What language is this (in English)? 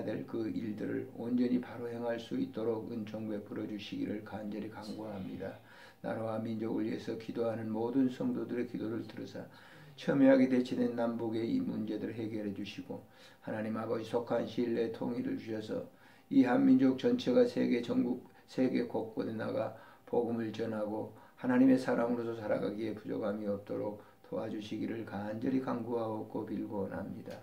Korean